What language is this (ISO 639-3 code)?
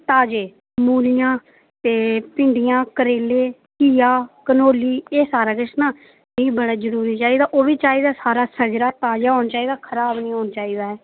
doi